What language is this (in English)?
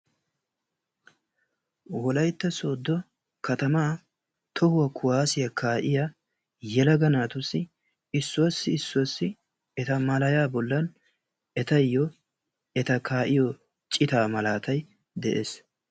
Wolaytta